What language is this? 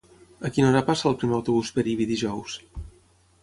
Catalan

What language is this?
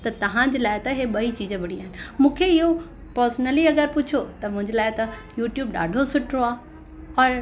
Sindhi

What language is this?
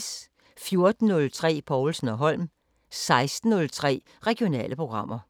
Danish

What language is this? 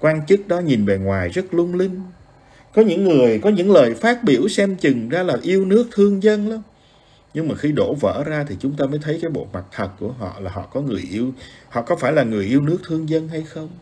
Vietnamese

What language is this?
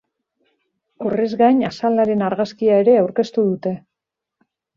Basque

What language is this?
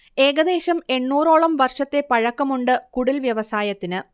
Malayalam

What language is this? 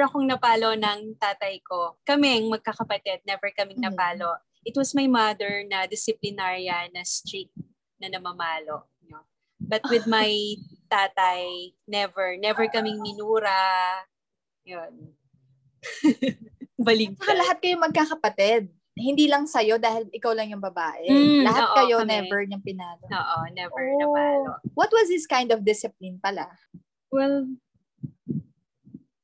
Filipino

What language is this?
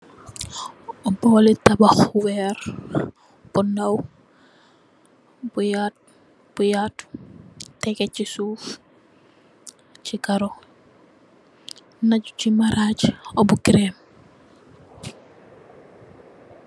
Wolof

